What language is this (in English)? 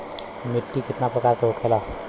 Bhojpuri